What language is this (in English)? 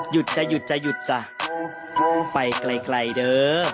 Thai